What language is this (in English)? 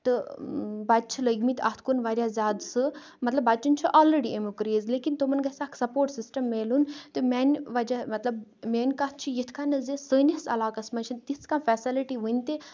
Kashmiri